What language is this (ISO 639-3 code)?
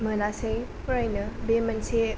brx